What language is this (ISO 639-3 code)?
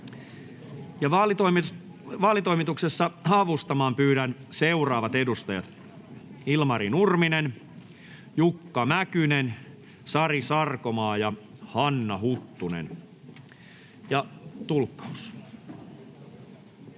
fin